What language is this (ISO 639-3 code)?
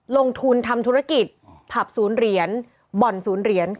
tha